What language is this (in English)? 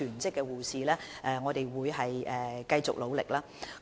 Cantonese